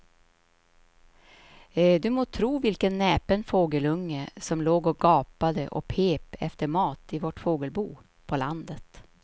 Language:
Swedish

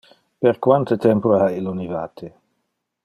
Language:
Interlingua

